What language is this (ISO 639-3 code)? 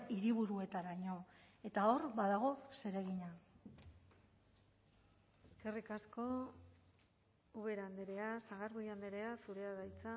eus